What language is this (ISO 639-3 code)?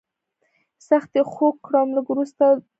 pus